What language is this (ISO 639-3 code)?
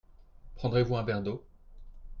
fra